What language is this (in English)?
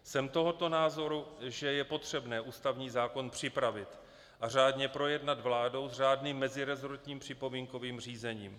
Czech